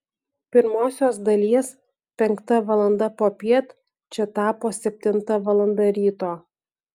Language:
Lithuanian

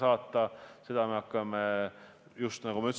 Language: Estonian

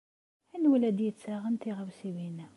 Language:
Kabyle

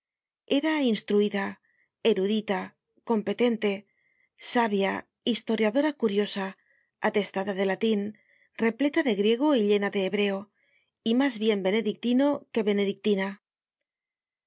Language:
Spanish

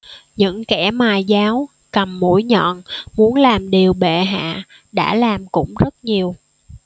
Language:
Vietnamese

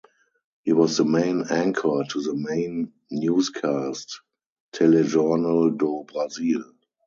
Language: English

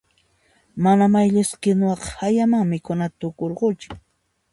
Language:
Puno Quechua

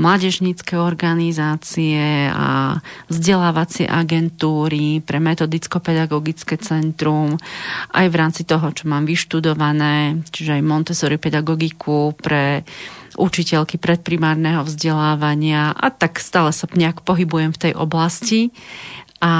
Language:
Slovak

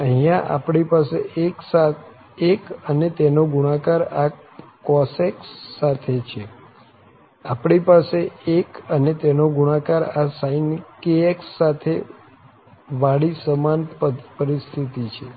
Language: Gujarati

